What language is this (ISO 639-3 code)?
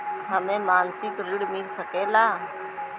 bho